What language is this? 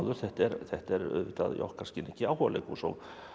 Icelandic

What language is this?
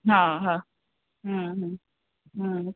Sindhi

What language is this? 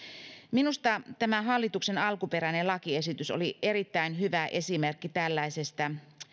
Finnish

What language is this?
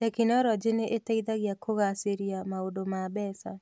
Kikuyu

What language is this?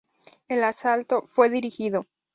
Spanish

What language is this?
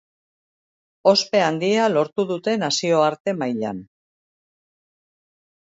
Basque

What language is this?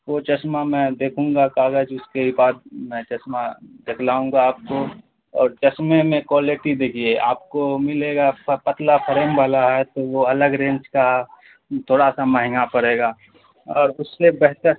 Urdu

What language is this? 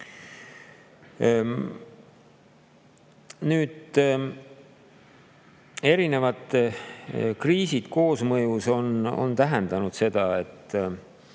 Estonian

